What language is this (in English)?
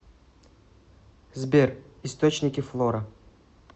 Russian